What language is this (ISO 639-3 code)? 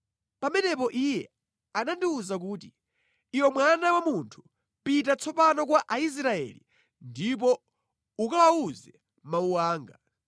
nya